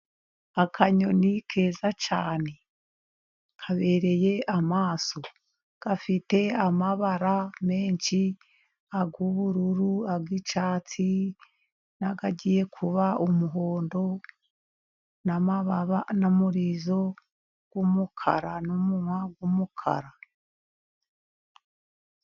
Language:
Kinyarwanda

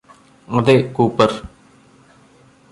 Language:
Malayalam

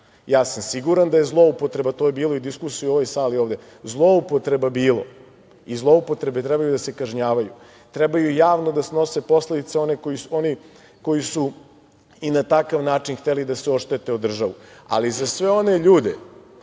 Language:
Serbian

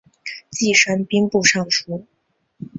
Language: Chinese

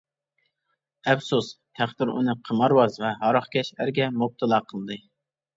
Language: Uyghur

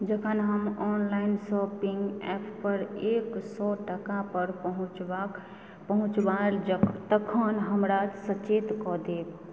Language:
Maithili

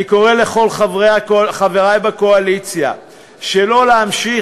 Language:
Hebrew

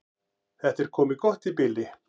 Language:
Icelandic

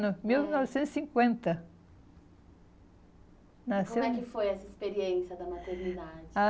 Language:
Portuguese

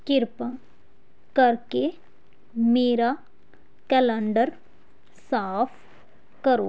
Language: Punjabi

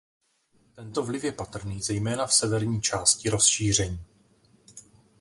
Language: Czech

